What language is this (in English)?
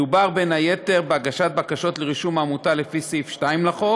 Hebrew